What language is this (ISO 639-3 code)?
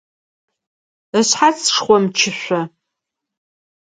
ady